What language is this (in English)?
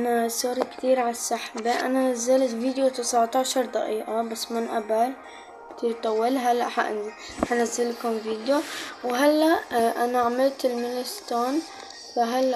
Arabic